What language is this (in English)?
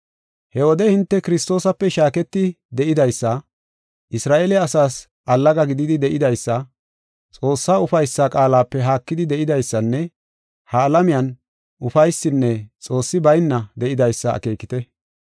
Gofa